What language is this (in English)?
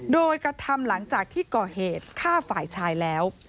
Thai